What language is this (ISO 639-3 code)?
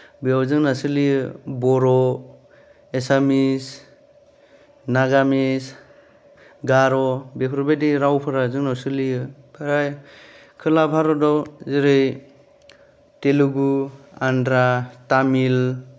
brx